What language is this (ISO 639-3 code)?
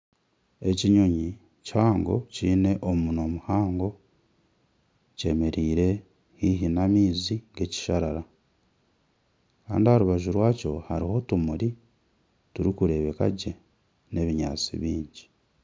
nyn